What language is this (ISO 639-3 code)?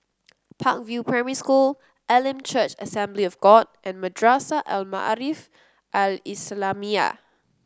eng